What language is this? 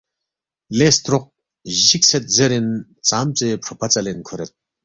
Balti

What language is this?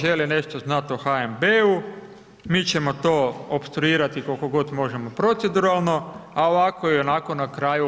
Croatian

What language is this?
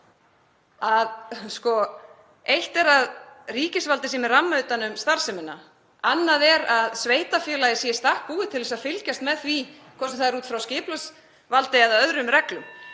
Icelandic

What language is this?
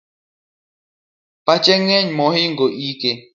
Luo (Kenya and Tanzania)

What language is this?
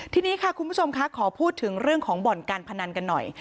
Thai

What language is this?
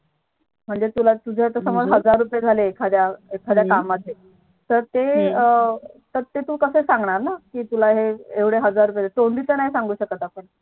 Marathi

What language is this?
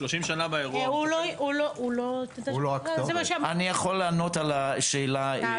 Hebrew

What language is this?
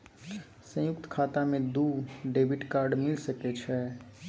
Maithili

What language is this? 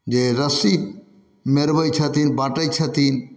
Maithili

